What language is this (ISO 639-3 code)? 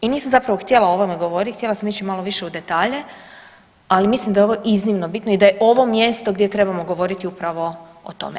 hrv